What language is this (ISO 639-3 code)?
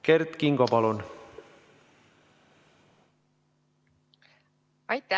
est